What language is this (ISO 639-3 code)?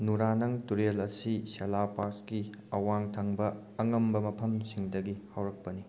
mni